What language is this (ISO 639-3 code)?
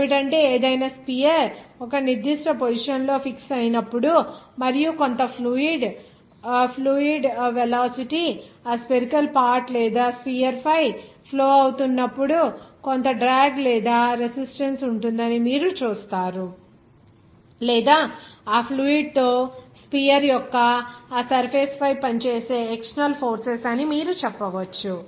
tel